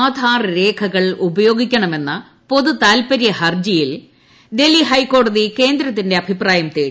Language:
Malayalam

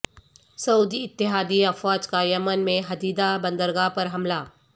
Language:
Urdu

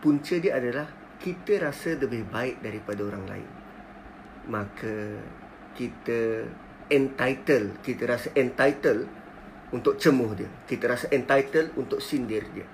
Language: Malay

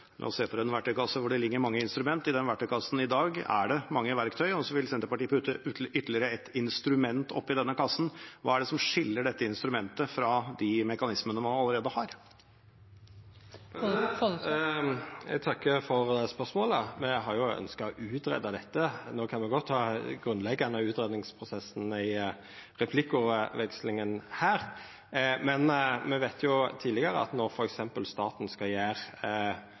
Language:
Norwegian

